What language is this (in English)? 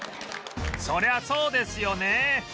Japanese